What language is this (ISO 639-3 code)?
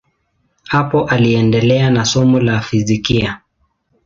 swa